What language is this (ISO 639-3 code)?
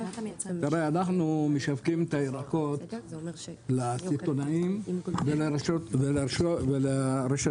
heb